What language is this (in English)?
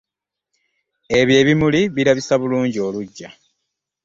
Ganda